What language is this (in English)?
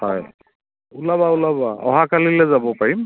Assamese